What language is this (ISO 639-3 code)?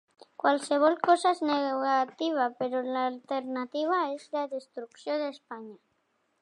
cat